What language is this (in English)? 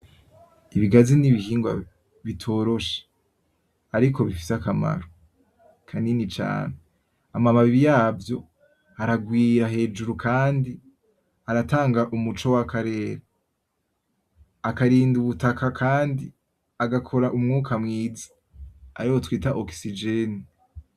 Rundi